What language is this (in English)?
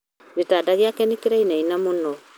Kikuyu